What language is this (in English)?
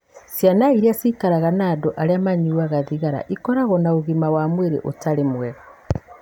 Kikuyu